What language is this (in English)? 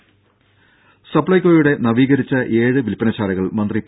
Malayalam